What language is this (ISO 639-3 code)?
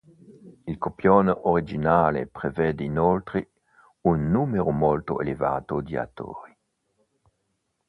ita